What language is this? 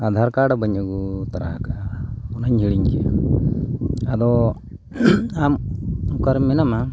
Santali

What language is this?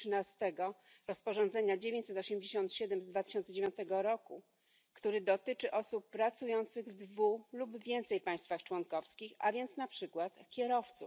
Polish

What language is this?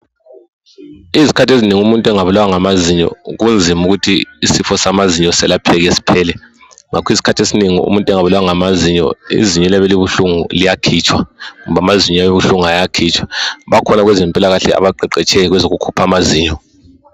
North Ndebele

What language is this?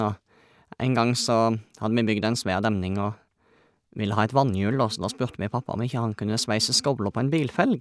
Norwegian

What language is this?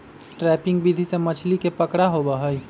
Magahi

